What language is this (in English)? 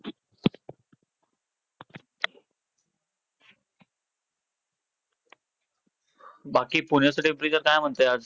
Marathi